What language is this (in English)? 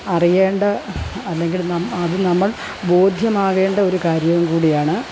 Malayalam